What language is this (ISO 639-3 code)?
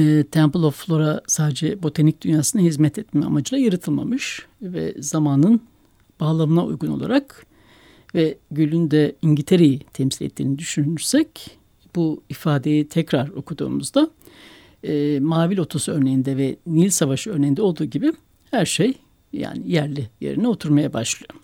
tur